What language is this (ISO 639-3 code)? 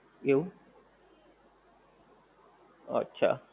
guj